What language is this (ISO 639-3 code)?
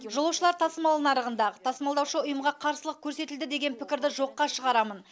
kaz